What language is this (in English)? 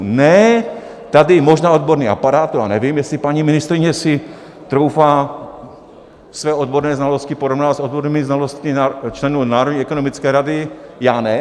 Czech